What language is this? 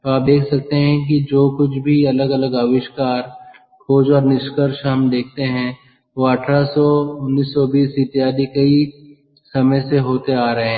Hindi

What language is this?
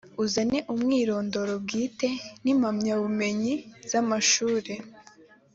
Kinyarwanda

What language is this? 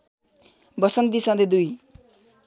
Nepali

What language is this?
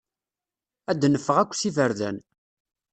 Kabyle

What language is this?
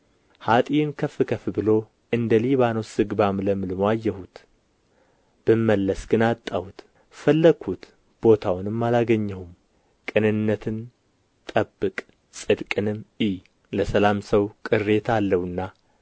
Amharic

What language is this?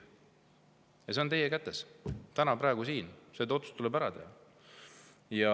Estonian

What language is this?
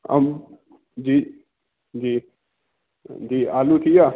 Sindhi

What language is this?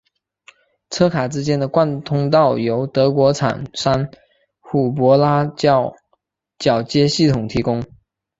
Chinese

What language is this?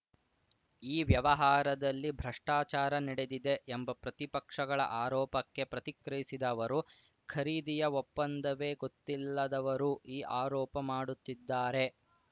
Kannada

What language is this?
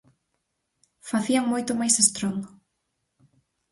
Galician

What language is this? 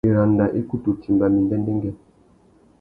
Tuki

